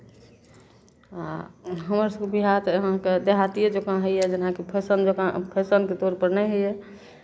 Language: Maithili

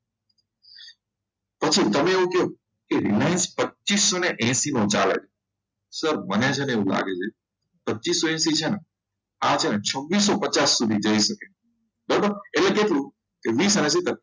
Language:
Gujarati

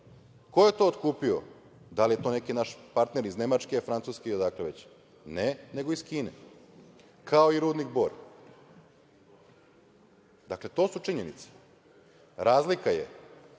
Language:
Serbian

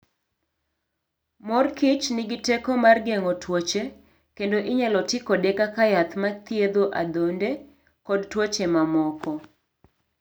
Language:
Luo (Kenya and Tanzania)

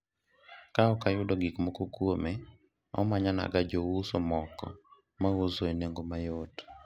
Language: Luo (Kenya and Tanzania)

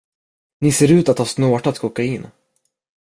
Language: Swedish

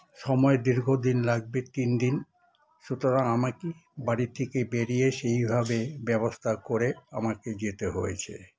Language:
Bangla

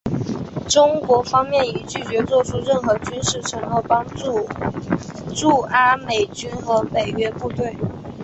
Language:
Chinese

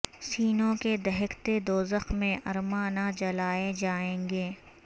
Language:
Urdu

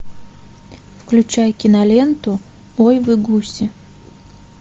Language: Russian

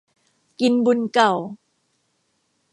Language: Thai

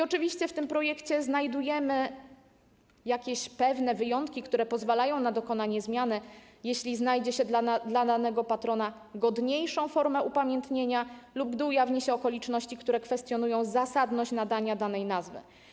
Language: Polish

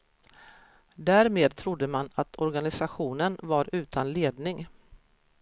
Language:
Swedish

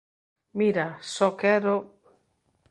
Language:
Galician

